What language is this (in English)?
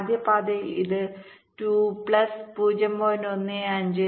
Malayalam